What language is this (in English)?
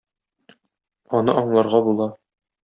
Tatar